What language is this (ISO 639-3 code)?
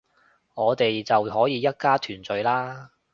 yue